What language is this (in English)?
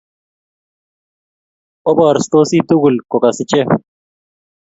Kalenjin